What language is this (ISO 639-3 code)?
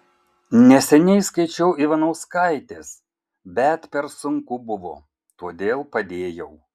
lit